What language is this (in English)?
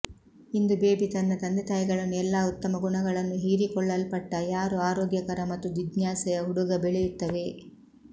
Kannada